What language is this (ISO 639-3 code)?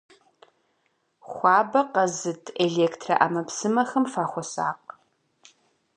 kbd